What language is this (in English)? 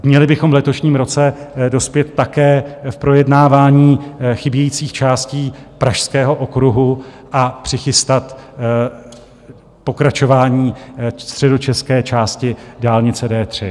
Czech